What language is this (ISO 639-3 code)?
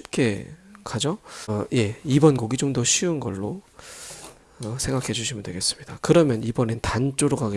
kor